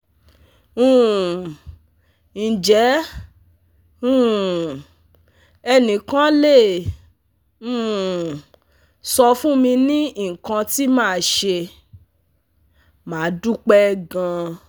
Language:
Yoruba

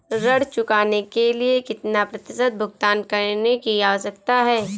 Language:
Hindi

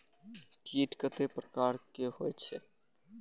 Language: Maithili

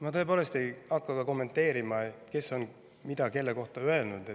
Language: Estonian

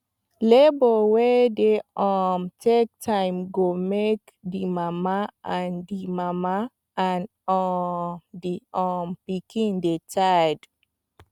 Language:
Nigerian Pidgin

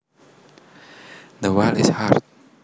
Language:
Javanese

